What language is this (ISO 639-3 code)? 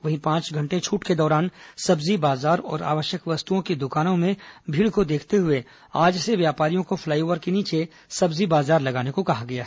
hin